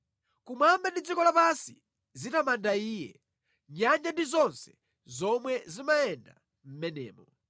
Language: Nyanja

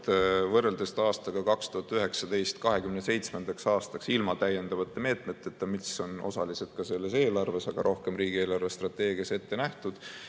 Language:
Estonian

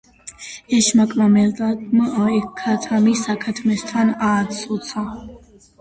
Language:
Georgian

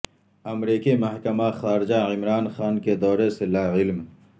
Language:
Urdu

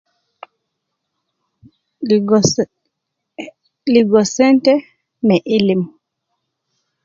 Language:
Nubi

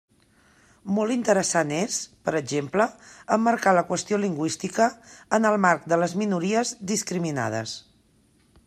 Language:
Catalan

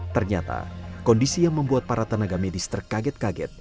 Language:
Indonesian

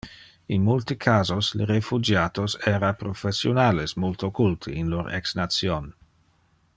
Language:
Interlingua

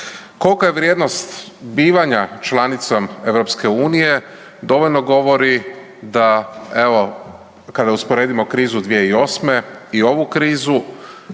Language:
Croatian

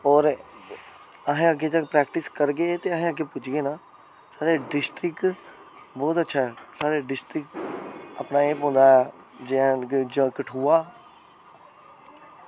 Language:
Dogri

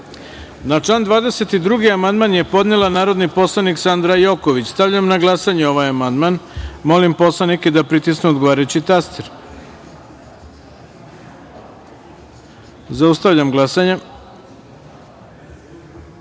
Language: Serbian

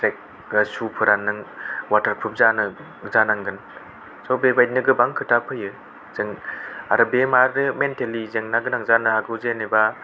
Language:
Bodo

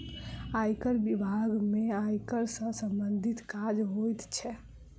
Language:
Maithili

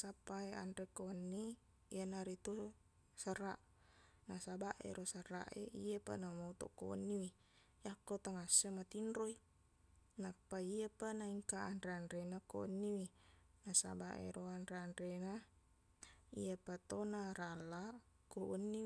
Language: Buginese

